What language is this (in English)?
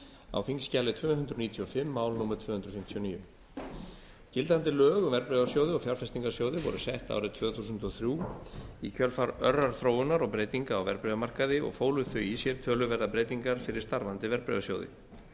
Icelandic